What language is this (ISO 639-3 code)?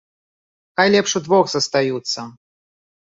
bel